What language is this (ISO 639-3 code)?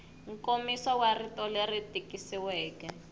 tso